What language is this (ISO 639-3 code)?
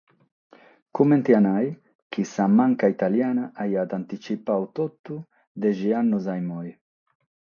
srd